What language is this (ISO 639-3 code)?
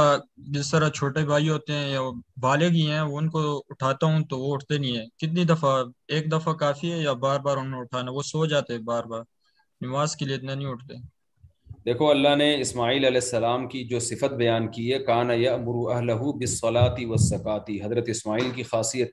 urd